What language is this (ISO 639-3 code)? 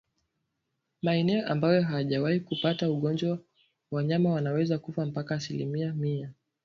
swa